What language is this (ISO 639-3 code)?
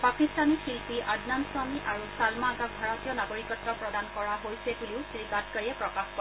asm